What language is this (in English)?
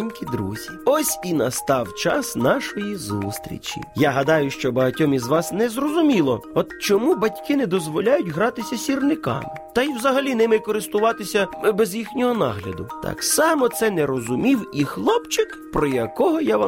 Ukrainian